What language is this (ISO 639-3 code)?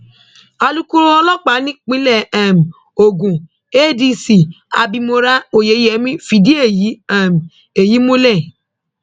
yor